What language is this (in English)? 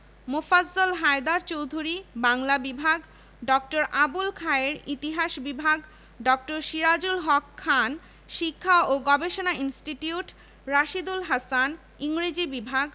Bangla